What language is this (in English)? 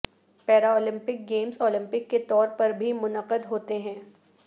Urdu